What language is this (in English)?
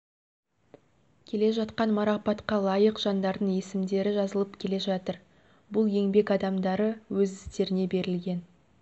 Kazakh